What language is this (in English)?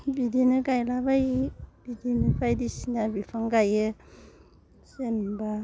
Bodo